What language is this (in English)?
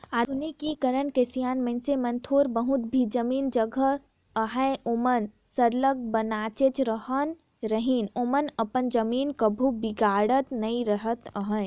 Chhattisgarhi